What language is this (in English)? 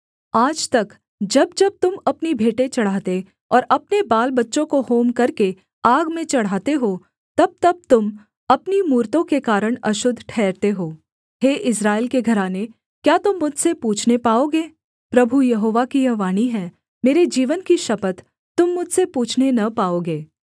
Hindi